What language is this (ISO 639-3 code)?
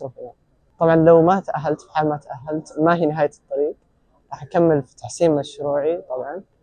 ara